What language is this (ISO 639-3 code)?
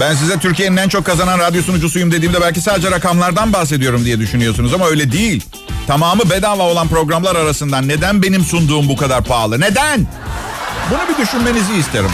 tur